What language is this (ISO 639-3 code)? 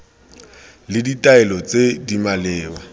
tsn